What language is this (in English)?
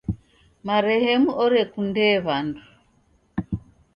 Taita